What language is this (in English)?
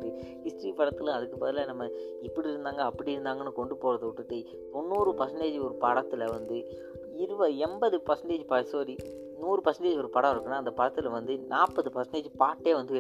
Malayalam